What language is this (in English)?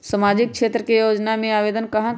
Magahi